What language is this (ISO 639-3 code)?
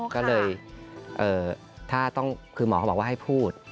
tha